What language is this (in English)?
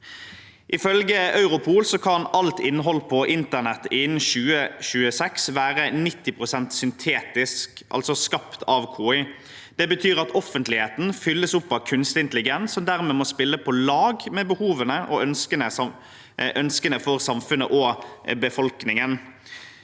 Norwegian